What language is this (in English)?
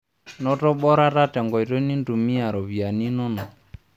Masai